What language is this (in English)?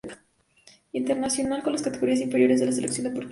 Spanish